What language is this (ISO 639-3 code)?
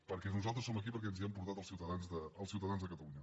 cat